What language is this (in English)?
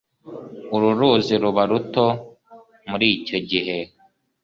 Kinyarwanda